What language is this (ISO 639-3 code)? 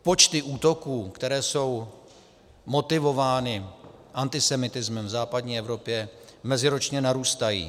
ces